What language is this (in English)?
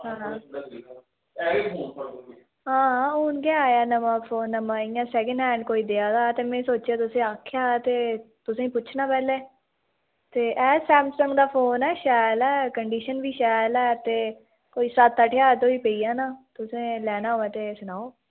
Dogri